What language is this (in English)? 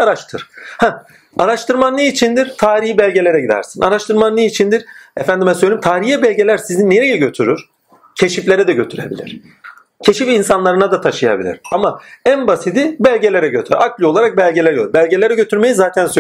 Turkish